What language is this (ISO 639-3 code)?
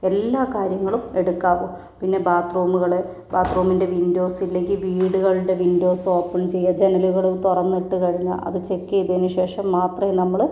mal